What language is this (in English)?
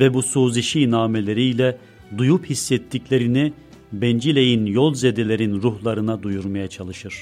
Turkish